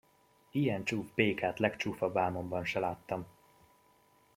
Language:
Hungarian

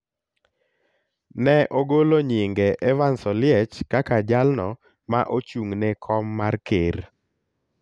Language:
Luo (Kenya and Tanzania)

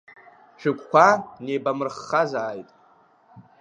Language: Abkhazian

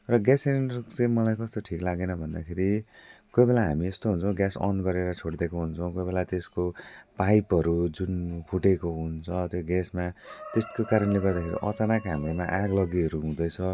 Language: Nepali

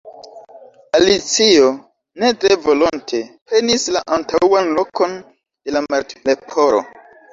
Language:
Esperanto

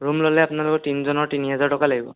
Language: Assamese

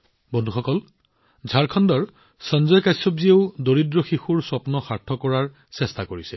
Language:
Assamese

